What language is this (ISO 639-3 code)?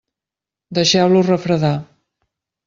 cat